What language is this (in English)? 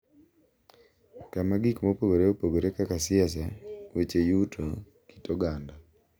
Luo (Kenya and Tanzania)